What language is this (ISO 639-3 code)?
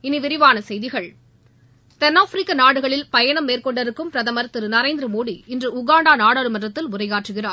tam